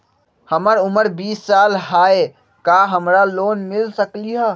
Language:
Magahi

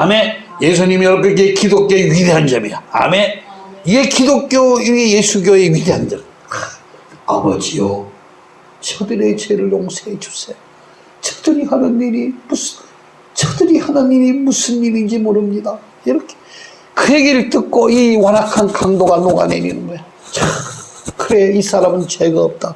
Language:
Korean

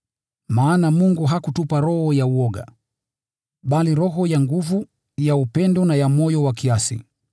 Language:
Swahili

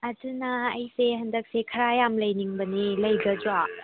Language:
Manipuri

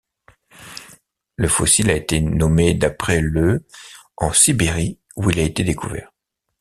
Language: French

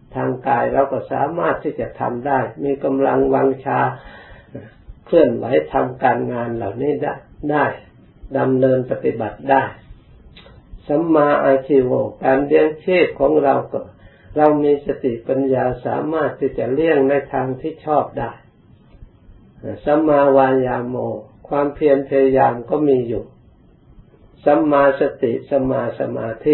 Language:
Thai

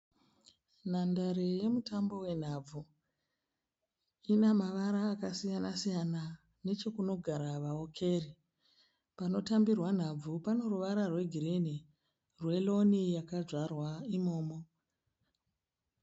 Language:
Shona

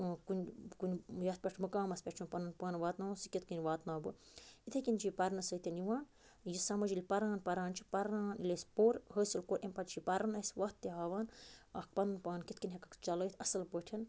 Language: Kashmiri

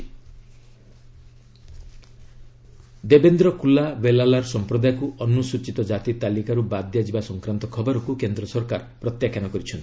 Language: Odia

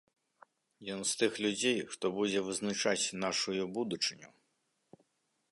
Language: Belarusian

